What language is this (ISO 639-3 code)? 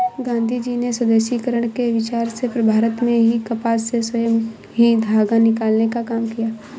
hin